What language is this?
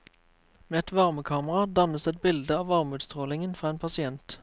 Norwegian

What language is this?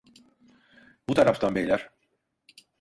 Turkish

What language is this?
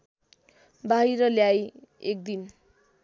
Nepali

